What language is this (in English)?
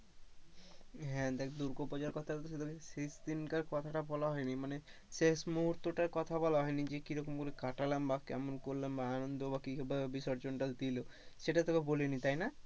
Bangla